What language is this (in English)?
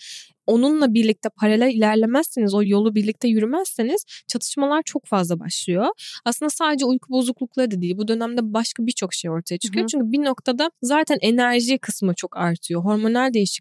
Turkish